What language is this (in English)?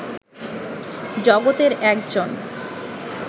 Bangla